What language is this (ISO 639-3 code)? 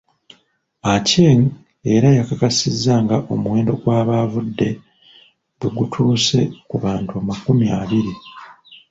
lug